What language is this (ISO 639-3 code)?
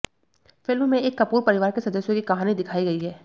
hin